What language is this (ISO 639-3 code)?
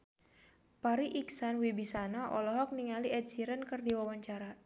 sun